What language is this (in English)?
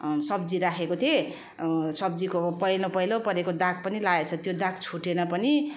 Nepali